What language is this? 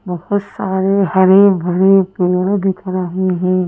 Hindi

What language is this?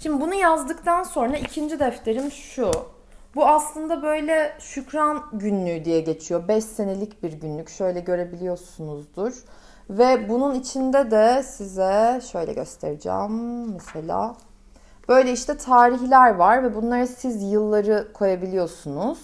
Turkish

